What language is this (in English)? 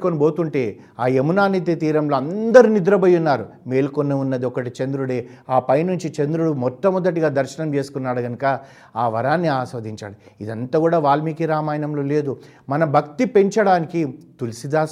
Telugu